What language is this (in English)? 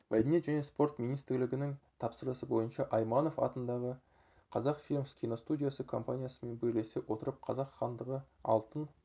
Kazakh